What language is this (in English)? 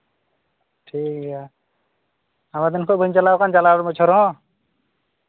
Santali